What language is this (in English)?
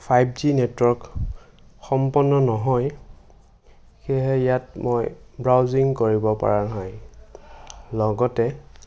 Assamese